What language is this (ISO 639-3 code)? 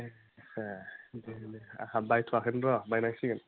brx